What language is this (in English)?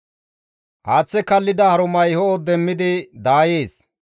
Gamo